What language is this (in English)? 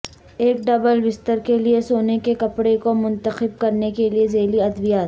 Urdu